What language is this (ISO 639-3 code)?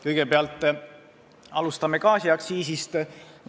est